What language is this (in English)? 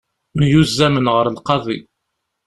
Kabyle